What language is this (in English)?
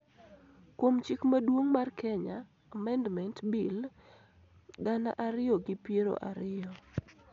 Luo (Kenya and Tanzania)